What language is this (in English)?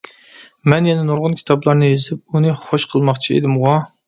Uyghur